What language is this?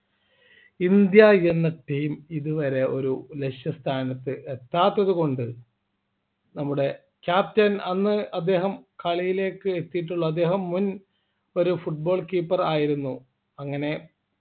Malayalam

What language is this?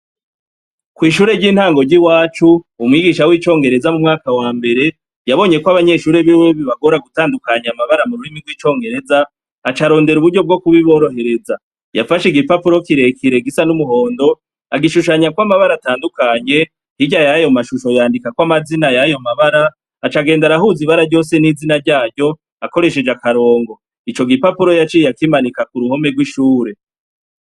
Rundi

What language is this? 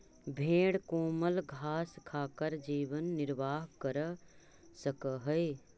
Magahi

